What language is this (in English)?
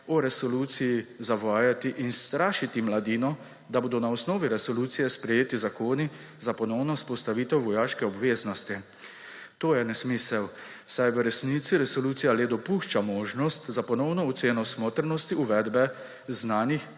Slovenian